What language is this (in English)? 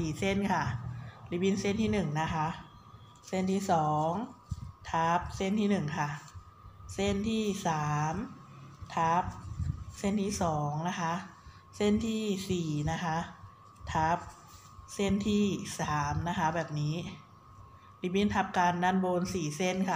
Thai